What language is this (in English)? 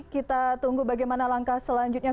Indonesian